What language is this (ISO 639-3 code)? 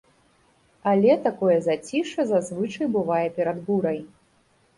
bel